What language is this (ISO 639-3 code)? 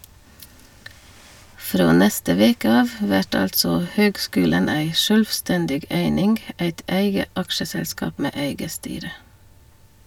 nor